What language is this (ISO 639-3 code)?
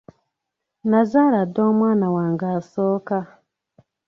lug